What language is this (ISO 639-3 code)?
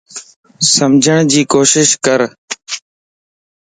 lss